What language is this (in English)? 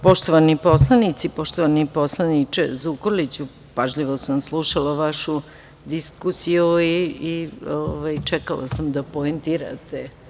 Serbian